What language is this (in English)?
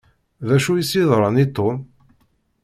Kabyle